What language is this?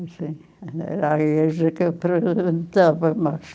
Portuguese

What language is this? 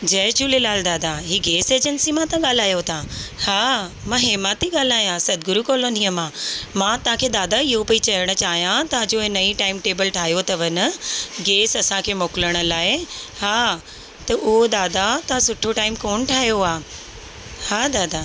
Sindhi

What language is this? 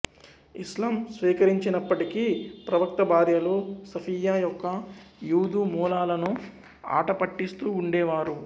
Telugu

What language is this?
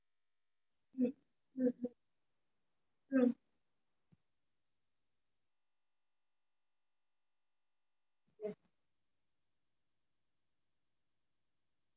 Tamil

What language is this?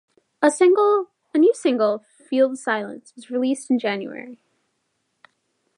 English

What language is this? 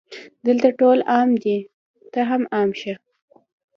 Pashto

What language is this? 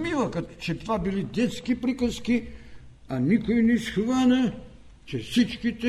Bulgarian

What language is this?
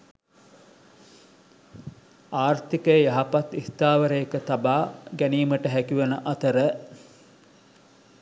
Sinhala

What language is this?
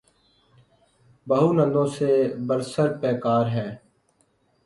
Urdu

